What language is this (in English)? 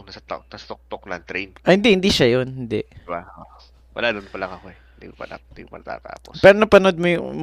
Filipino